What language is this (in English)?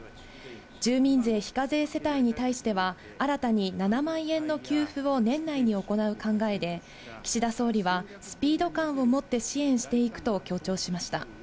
Japanese